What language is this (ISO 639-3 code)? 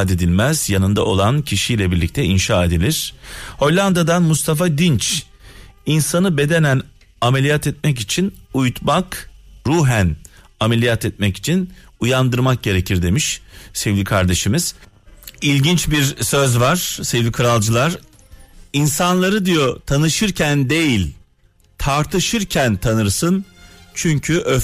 tur